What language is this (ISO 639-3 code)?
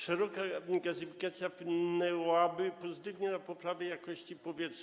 pol